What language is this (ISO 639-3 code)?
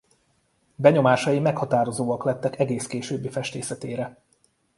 hun